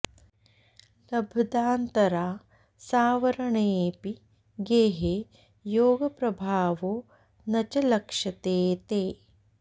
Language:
Sanskrit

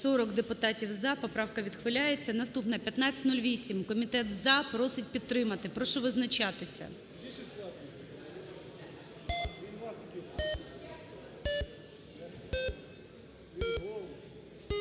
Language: Ukrainian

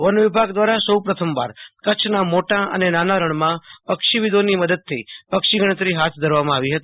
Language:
Gujarati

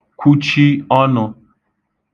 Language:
Igbo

